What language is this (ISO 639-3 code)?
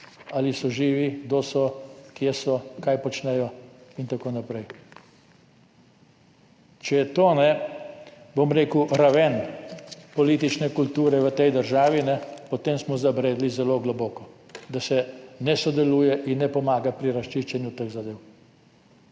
slv